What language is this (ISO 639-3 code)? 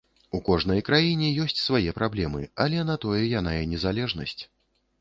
bel